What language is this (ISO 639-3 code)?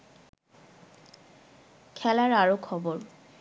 ben